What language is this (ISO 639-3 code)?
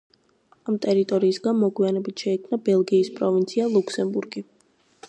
kat